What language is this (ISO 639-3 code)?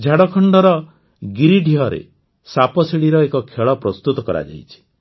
ori